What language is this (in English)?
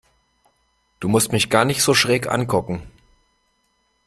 German